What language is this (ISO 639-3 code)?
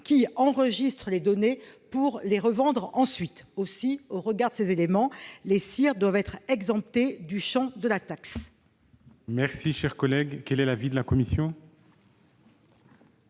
fra